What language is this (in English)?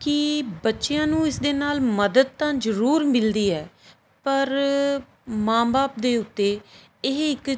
Punjabi